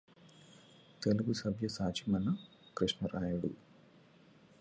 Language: Telugu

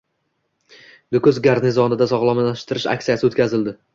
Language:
Uzbek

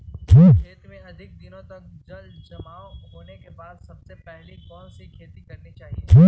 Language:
Magahi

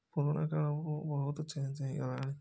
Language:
Odia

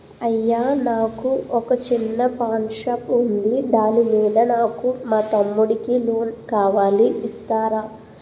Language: Telugu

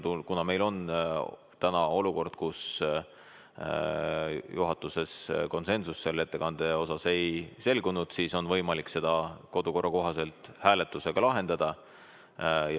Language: Estonian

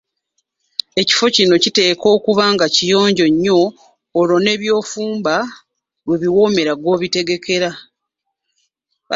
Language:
Ganda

